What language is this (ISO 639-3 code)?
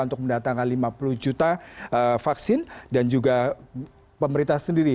ind